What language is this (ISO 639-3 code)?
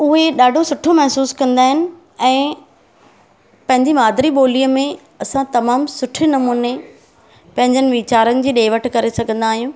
snd